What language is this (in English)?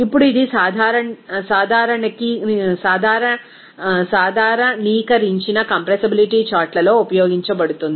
Telugu